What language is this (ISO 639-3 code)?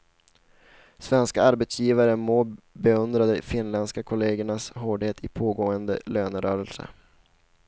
swe